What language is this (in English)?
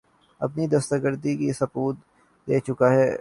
Urdu